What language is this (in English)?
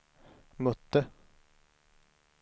Swedish